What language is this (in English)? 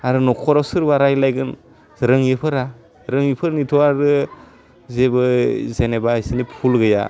Bodo